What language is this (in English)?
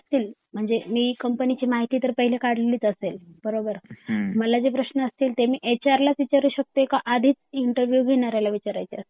Marathi